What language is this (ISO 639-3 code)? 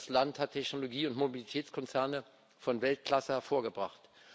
deu